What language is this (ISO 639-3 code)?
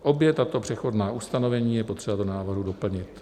ces